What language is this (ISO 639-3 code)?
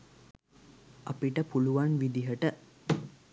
sin